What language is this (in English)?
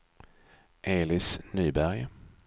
Swedish